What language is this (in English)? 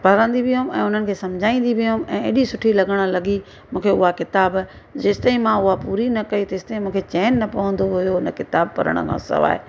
Sindhi